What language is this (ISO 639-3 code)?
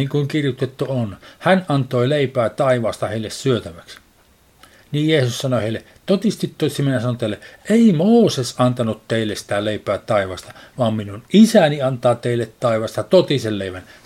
fin